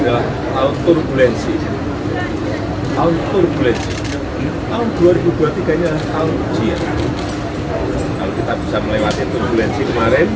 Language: Indonesian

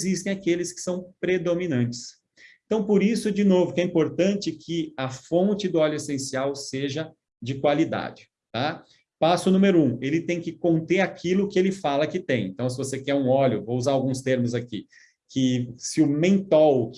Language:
Portuguese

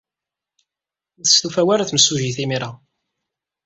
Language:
Kabyle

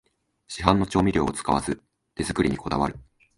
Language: Japanese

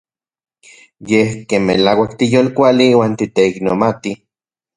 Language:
Central Puebla Nahuatl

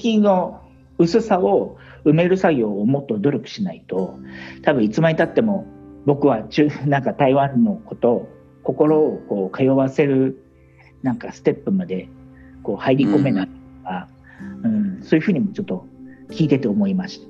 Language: Japanese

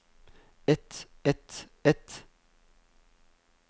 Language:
Norwegian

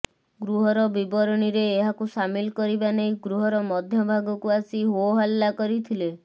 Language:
Odia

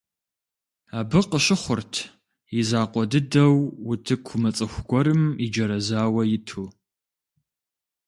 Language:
Kabardian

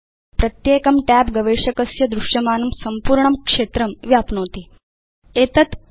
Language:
Sanskrit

